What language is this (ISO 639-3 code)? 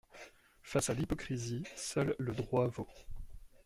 fra